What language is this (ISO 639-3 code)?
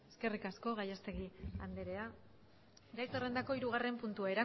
eus